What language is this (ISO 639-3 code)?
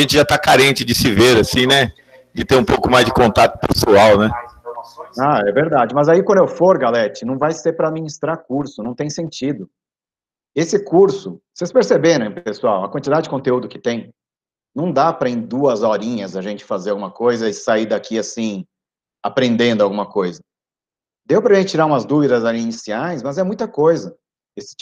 por